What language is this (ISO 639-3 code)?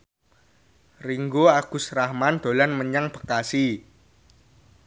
jav